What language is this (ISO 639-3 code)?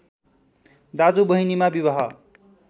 nep